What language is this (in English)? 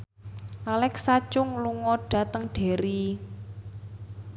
Javanese